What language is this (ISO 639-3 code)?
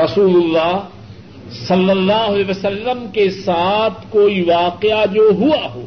urd